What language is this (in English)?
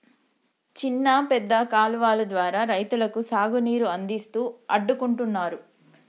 Telugu